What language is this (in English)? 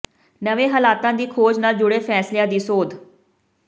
Punjabi